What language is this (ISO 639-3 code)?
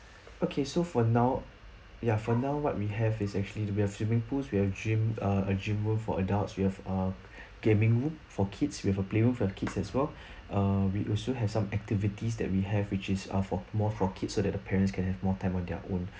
eng